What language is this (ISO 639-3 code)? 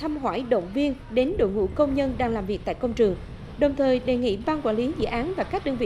vie